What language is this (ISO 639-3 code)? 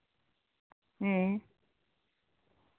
sat